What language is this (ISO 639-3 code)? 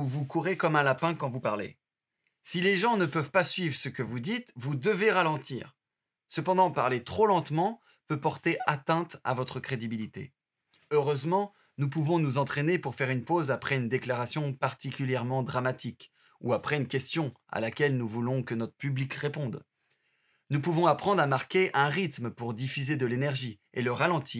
fra